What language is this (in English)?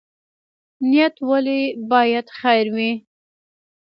Pashto